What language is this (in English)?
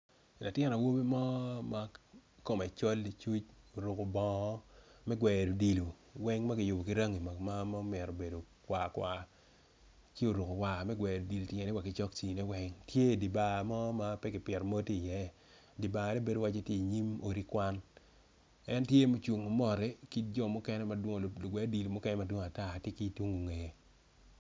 Acoli